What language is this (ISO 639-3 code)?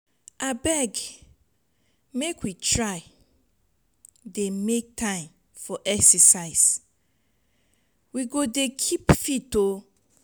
pcm